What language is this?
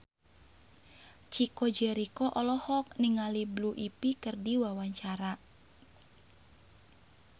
Sundanese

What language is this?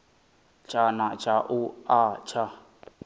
Venda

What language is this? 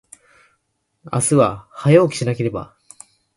Japanese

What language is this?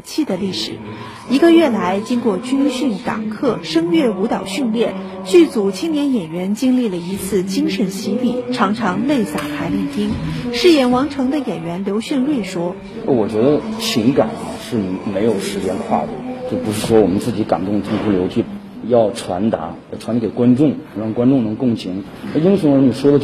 Chinese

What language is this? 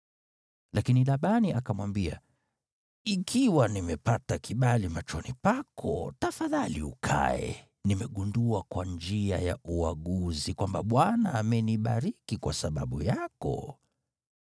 Swahili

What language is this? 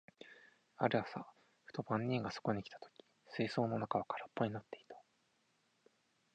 Japanese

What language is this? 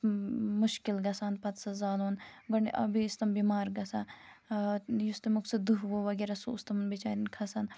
Kashmiri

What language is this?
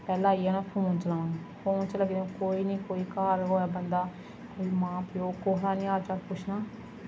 Dogri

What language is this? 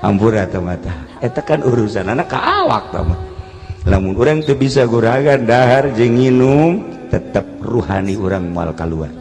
Indonesian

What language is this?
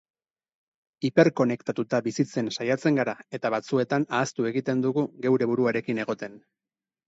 Basque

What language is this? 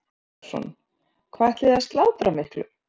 Icelandic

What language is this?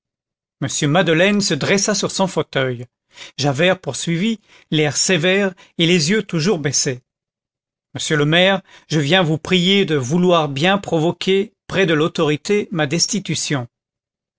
French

